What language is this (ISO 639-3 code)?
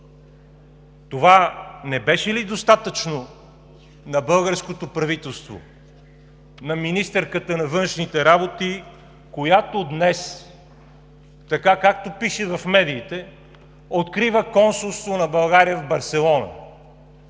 bul